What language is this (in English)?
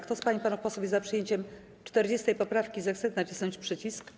Polish